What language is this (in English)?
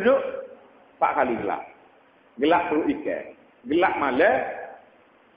Malay